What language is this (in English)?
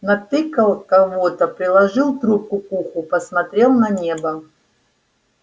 Russian